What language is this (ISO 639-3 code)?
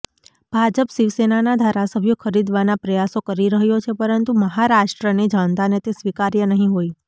guj